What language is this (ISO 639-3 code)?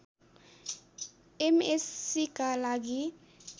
nep